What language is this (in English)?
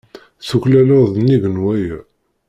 Kabyle